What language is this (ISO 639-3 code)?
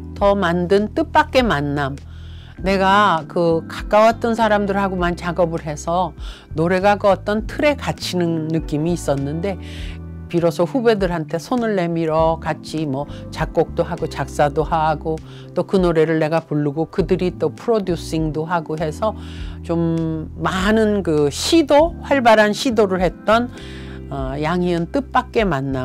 kor